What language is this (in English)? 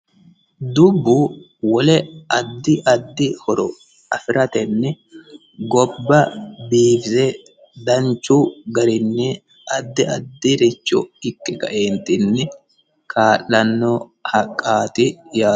Sidamo